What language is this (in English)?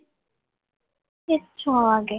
Gujarati